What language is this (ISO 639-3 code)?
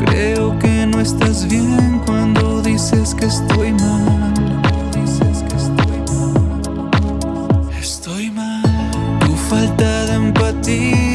spa